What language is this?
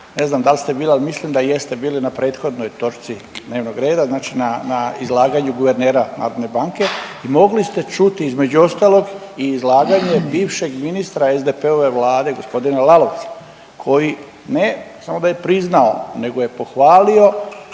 Croatian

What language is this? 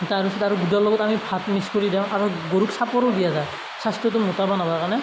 Assamese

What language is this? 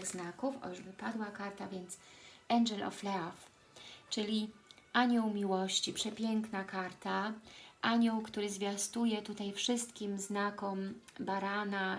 Polish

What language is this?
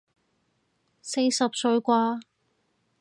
Cantonese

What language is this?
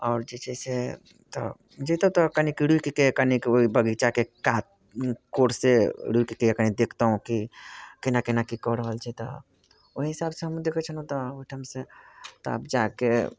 Maithili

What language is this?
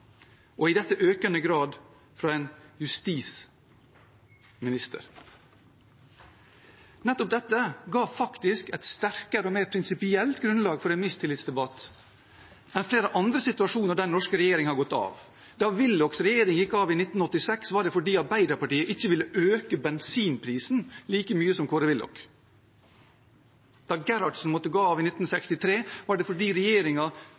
Norwegian Bokmål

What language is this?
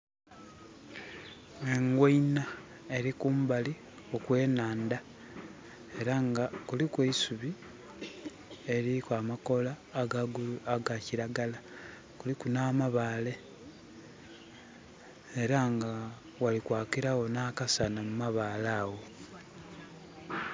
Soga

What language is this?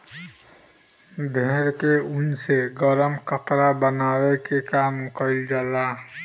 Bhojpuri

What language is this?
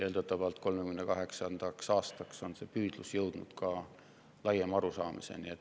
Estonian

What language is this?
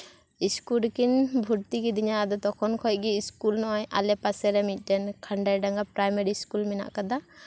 Santali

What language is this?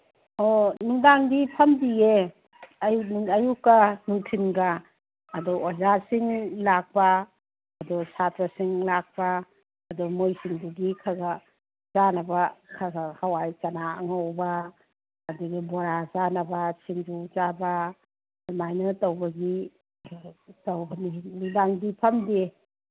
Manipuri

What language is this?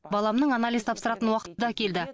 Kazakh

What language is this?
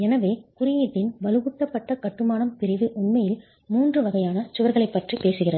Tamil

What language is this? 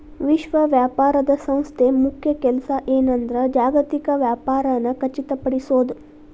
Kannada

